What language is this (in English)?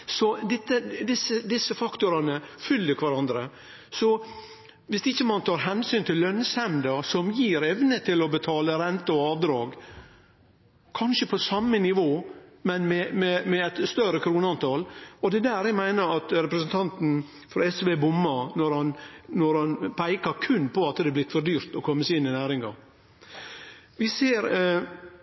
Norwegian Nynorsk